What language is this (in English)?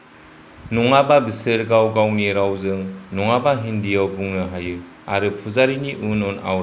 Bodo